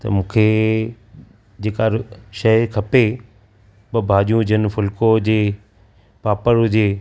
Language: Sindhi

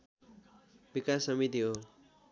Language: Nepali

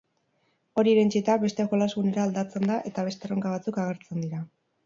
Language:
Basque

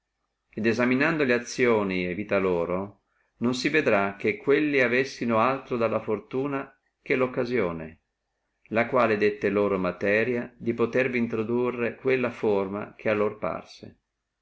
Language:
Italian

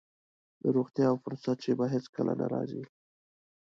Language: Pashto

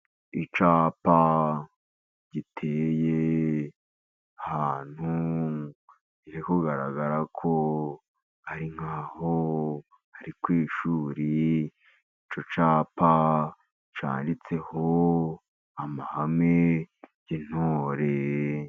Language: Kinyarwanda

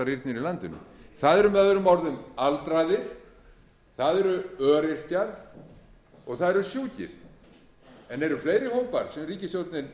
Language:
Icelandic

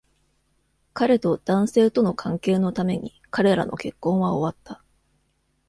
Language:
Japanese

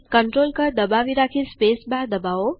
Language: Gujarati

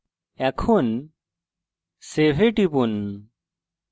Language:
Bangla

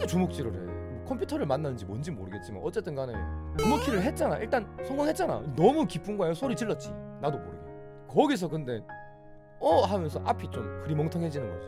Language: Korean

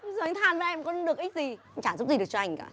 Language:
Vietnamese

